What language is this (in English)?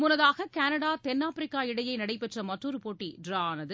Tamil